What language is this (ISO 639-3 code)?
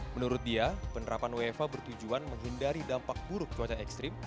ind